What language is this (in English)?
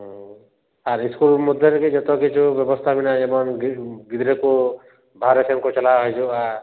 Santali